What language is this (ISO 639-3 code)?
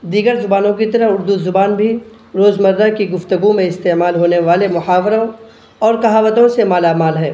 urd